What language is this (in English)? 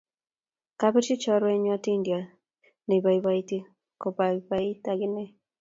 Kalenjin